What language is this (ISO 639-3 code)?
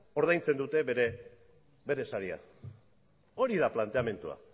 eus